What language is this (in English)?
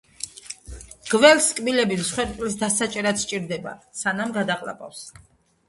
Georgian